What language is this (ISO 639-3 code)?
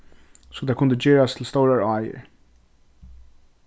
fao